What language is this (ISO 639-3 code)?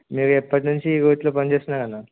tel